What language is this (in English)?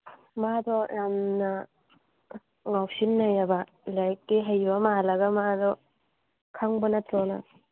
Manipuri